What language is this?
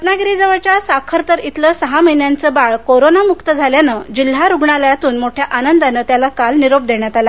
Marathi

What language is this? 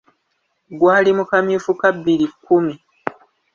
Ganda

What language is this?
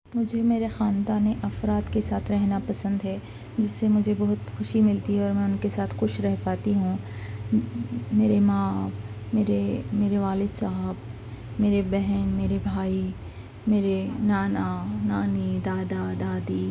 Urdu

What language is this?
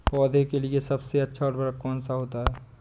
Hindi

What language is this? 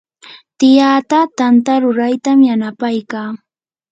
Yanahuanca Pasco Quechua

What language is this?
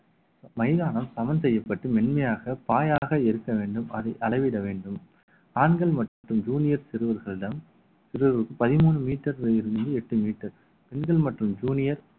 Tamil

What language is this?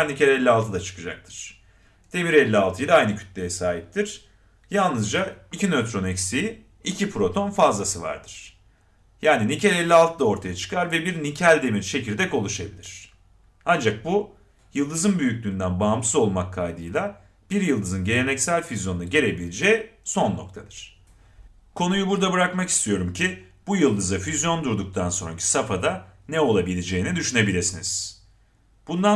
Turkish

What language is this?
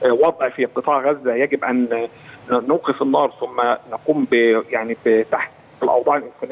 Arabic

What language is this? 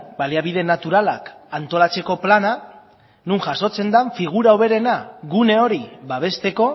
Basque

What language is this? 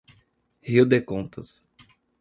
Portuguese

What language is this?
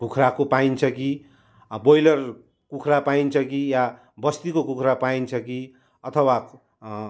Nepali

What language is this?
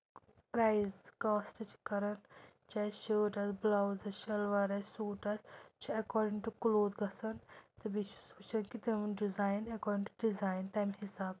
Kashmiri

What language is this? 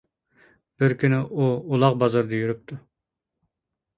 Uyghur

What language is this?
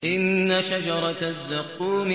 Arabic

